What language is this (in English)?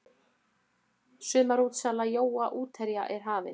Icelandic